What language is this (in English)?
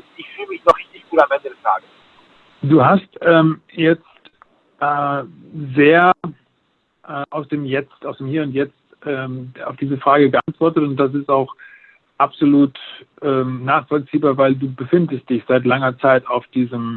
German